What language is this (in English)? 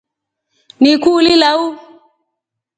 Rombo